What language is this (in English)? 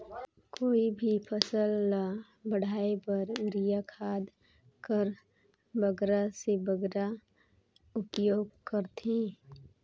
Chhattisgarhi